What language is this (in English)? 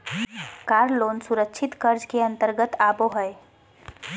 Magahi